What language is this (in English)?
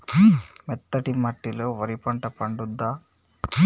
Telugu